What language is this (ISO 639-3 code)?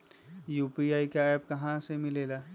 mag